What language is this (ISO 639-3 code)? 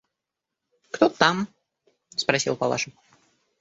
rus